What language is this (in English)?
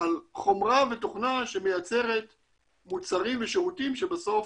Hebrew